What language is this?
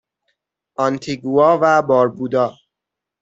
Persian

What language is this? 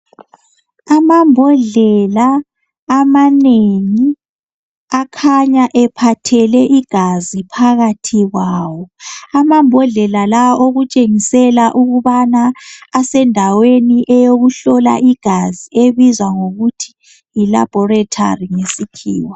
North Ndebele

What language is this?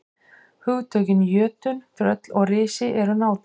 Icelandic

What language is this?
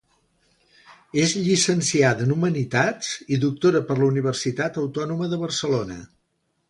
Catalan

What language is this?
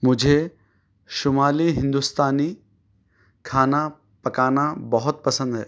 Urdu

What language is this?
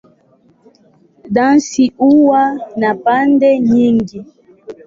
Swahili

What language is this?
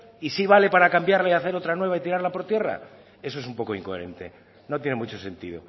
Spanish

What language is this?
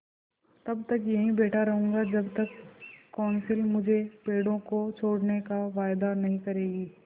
Hindi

